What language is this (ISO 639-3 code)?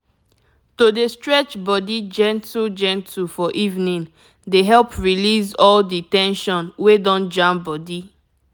pcm